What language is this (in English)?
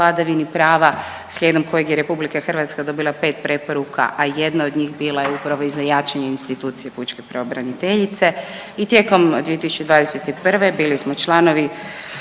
Croatian